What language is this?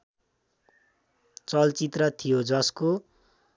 Nepali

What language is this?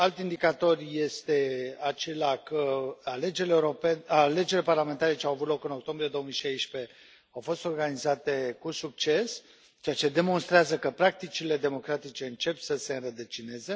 Romanian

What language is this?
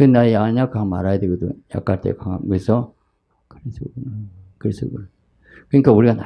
Korean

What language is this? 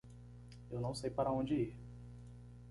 Portuguese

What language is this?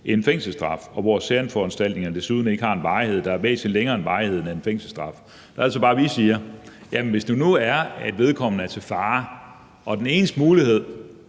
Danish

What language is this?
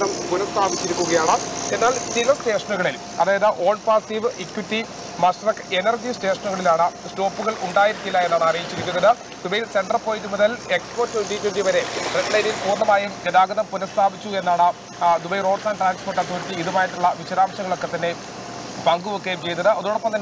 Malayalam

